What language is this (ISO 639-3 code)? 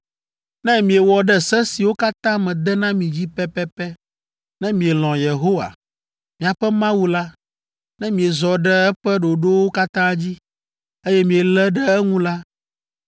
ewe